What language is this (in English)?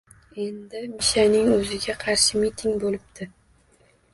Uzbek